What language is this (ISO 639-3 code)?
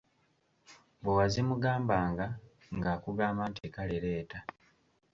lug